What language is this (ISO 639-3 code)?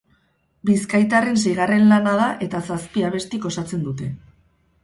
eus